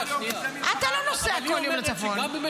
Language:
Hebrew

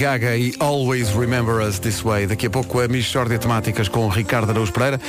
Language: Portuguese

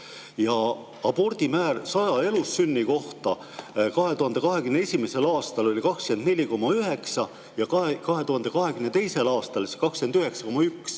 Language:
Estonian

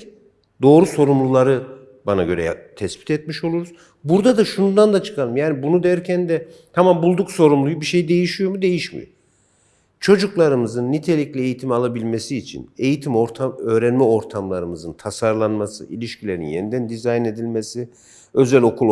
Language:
Turkish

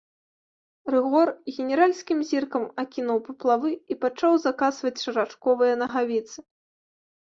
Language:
Belarusian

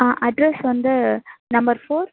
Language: Tamil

